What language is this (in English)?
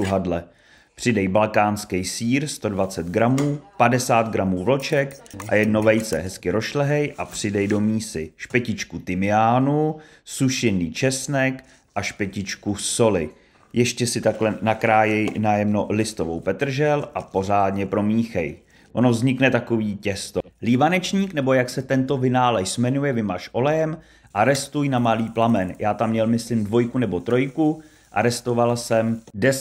Czech